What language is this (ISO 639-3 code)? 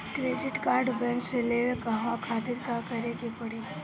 bho